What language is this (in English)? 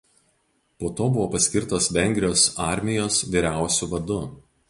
Lithuanian